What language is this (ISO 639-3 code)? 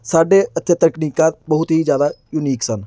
pan